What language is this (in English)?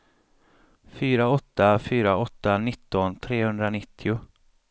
Swedish